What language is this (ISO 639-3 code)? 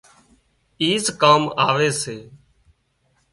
kxp